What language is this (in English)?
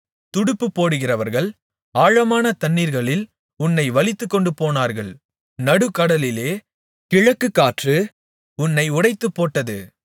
Tamil